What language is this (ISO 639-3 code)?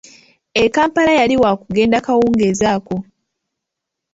lug